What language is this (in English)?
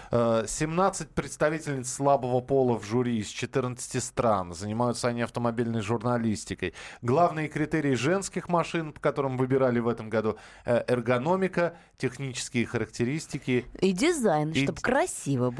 Russian